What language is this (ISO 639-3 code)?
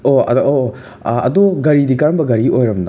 mni